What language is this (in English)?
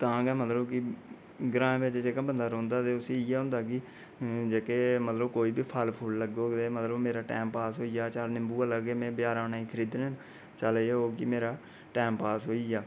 Dogri